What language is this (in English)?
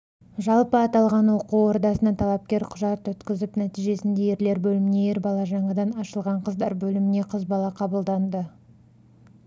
Kazakh